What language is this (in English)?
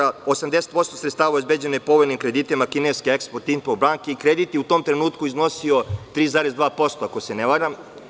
Serbian